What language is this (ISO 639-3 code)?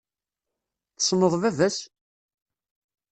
kab